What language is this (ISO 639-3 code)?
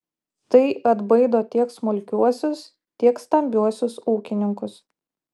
lit